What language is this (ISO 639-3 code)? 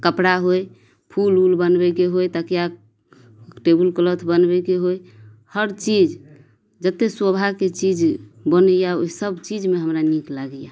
mai